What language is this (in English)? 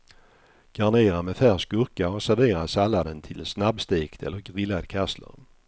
Swedish